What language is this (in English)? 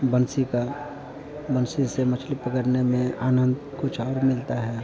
Hindi